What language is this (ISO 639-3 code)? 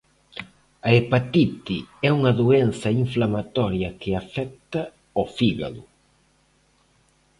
glg